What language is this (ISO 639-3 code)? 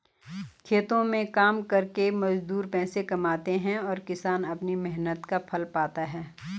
hin